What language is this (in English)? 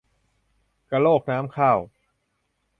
Thai